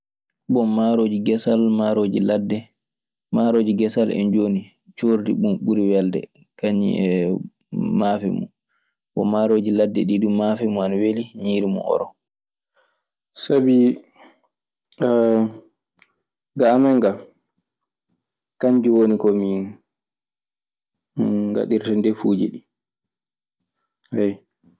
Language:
Maasina Fulfulde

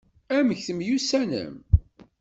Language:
Kabyle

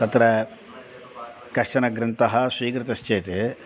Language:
Sanskrit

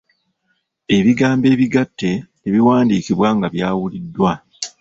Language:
Ganda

